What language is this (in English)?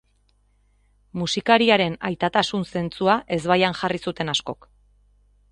Basque